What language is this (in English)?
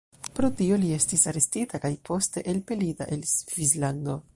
Esperanto